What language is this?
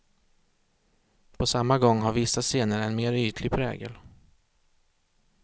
Swedish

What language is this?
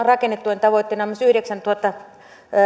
Finnish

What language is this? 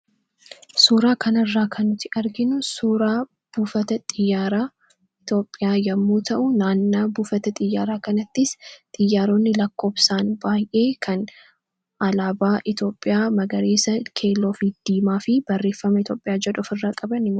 Oromo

